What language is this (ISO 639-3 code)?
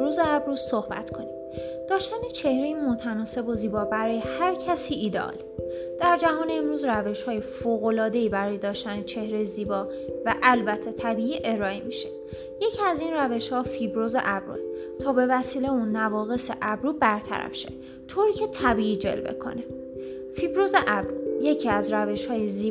fas